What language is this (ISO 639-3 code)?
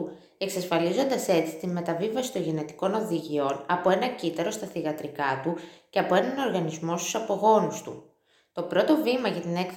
ell